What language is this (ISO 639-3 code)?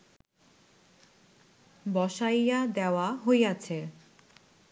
ben